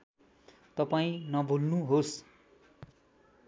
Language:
Nepali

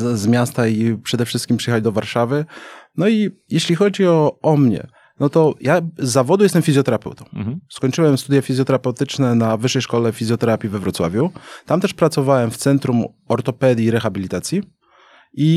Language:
Polish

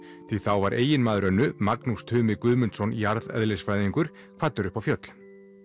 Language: Icelandic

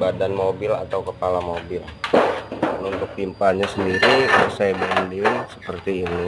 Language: Indonesian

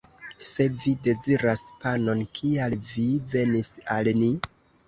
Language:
Esperanto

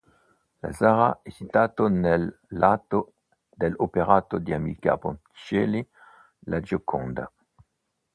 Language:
Italian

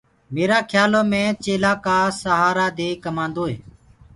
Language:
Gurgula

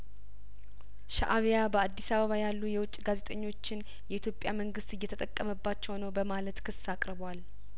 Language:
Amharic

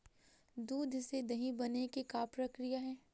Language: Chhattisgarhi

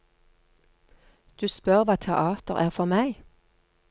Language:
Norwegian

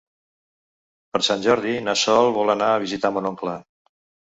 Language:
Catalan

